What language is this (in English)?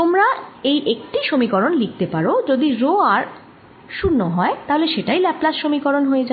Bangla